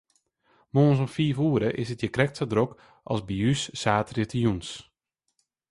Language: Western Frisian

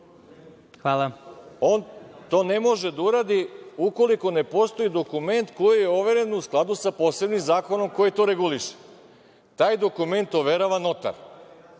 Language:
Serbian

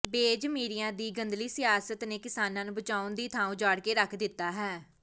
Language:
Punjabi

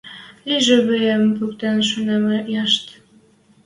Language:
Western Mari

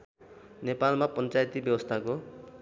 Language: Nepali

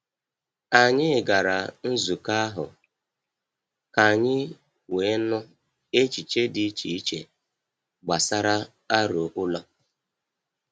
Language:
Igbo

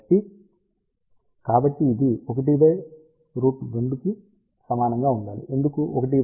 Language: Telugu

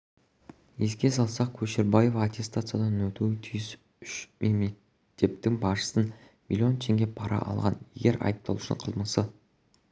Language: Kazakh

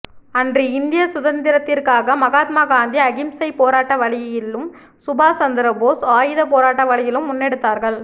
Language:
Tamil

